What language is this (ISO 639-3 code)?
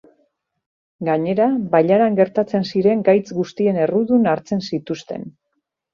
eus